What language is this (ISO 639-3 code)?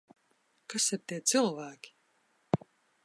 lav